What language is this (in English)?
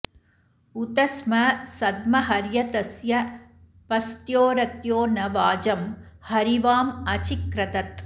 Sanskrit